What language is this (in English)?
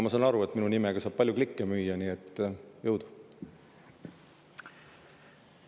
Estonian